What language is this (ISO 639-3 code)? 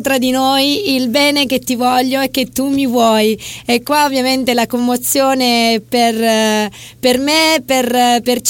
ita